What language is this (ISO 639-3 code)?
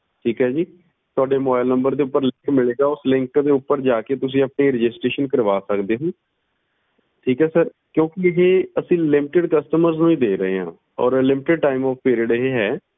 pan